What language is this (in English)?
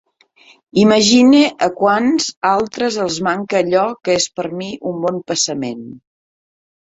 Catalan